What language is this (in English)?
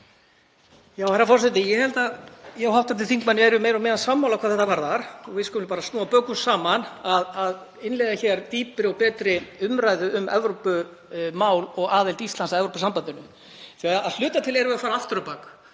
Icelandic